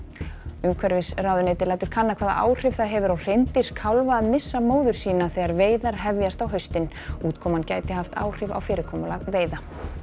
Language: Icelandic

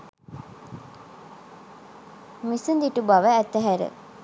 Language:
Sinhala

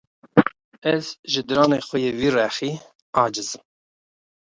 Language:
Kurdish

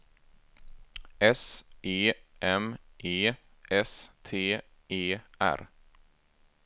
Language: Swedish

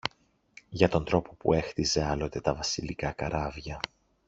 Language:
Greek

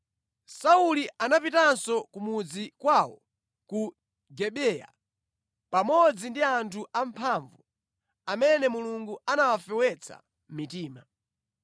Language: Nyanja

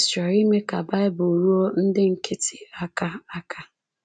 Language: Igbo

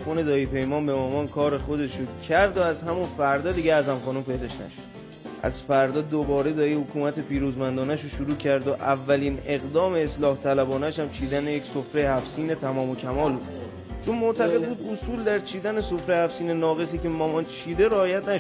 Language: Persian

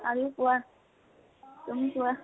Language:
Assamese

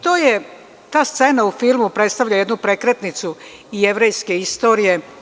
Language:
Serbian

